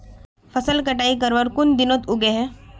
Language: Magahi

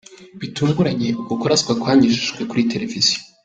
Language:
Kinyarwanda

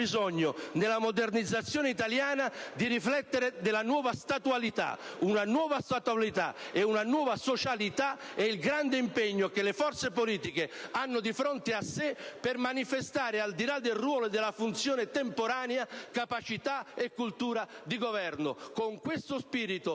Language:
Italian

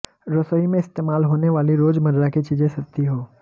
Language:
Hindi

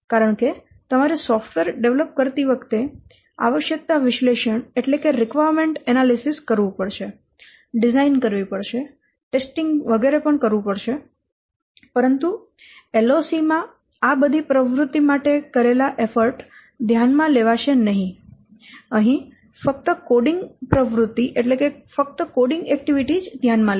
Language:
Gujarati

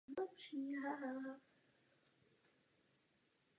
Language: Czech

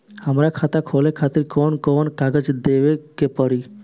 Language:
Bhojpuri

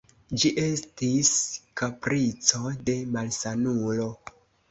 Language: Esperanto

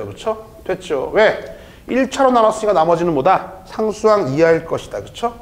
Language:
Korean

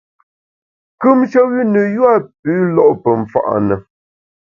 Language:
Bamun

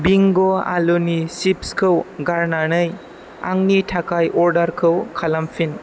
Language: Bodo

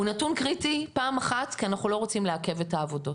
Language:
Hebrew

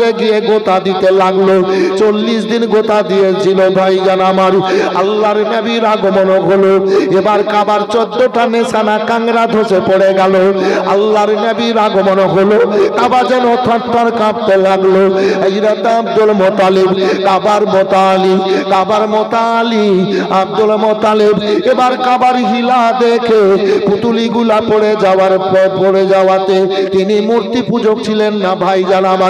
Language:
Arabic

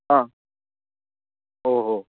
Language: Sanskrit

